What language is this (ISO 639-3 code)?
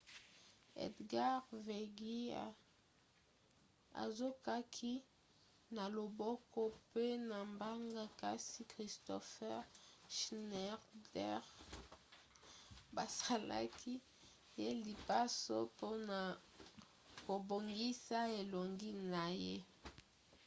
lin